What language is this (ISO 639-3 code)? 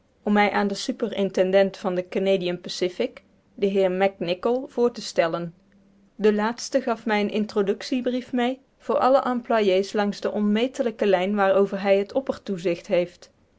nld